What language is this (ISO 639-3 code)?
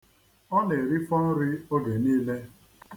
ibo